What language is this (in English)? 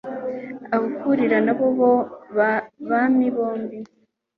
Kinyarwanda